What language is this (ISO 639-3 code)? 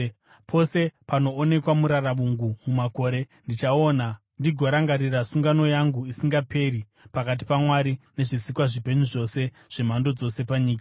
sna